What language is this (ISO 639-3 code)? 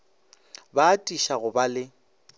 nso